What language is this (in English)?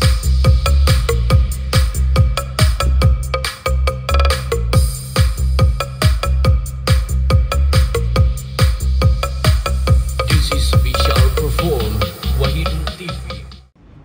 Indonesian